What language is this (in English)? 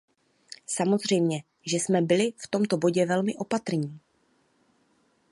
Czech